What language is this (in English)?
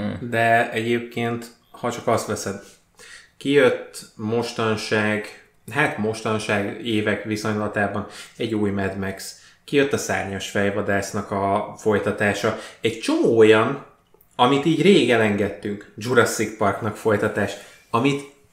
Hungarian